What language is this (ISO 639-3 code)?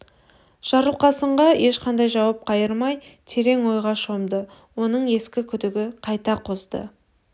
kaz